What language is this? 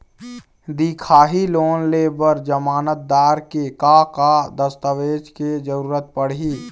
Chhattisgarhi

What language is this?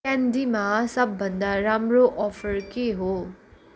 Nepali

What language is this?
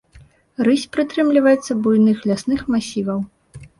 Belarusian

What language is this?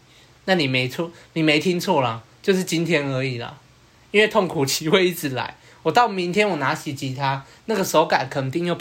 Chinese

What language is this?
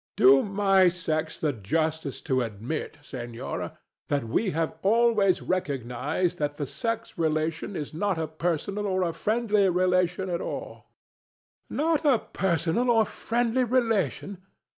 English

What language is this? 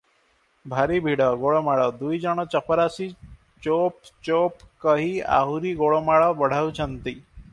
Odia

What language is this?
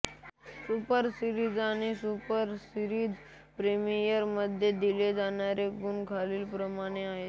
Marathi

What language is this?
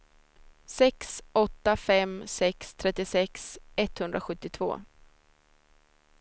Swedish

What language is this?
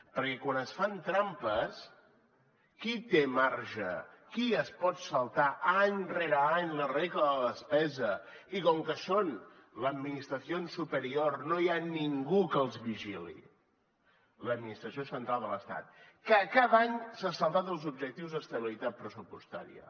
Catalan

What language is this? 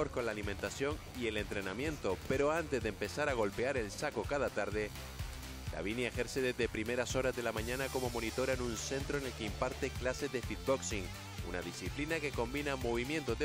Spanish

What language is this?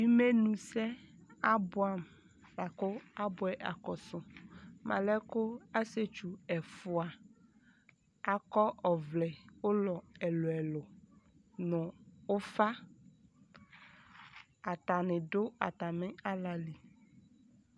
Ikposo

